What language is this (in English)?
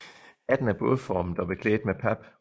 Danish